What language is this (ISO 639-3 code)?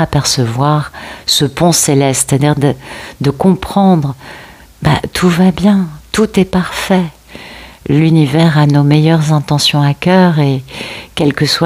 fra